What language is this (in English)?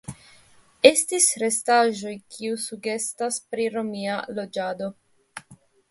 Esperanto